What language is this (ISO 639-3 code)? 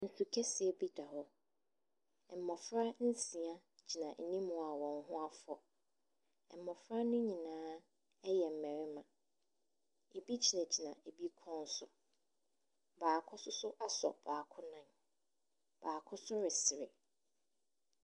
aka